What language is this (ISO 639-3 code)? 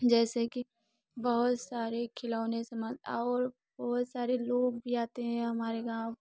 hin